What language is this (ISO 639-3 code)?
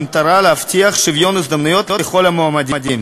heb